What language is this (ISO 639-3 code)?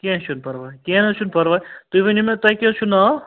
kas